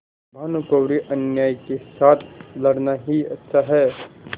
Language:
Hindi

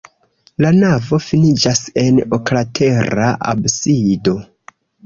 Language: Esperanto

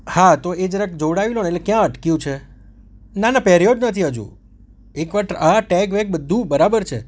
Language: Gujarati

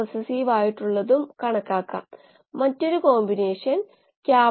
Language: Malayalam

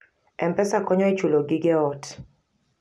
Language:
Luo (Kenya and Tanzania)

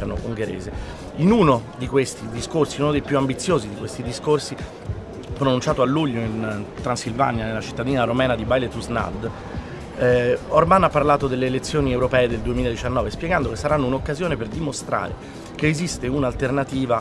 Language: Italian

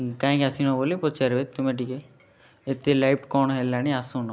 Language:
Odia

